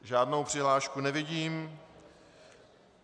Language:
Czech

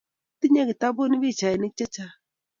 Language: Kalenjin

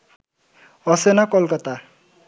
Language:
Bangla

